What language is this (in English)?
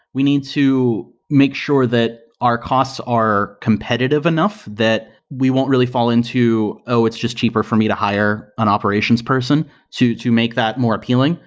English